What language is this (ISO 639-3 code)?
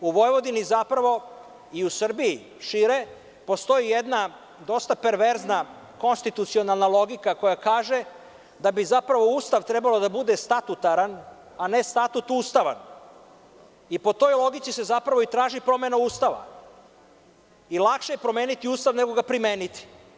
srp